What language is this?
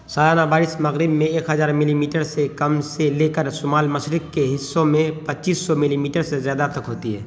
Urdu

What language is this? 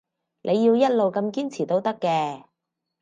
Cantonese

